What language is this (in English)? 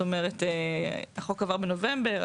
Hebrew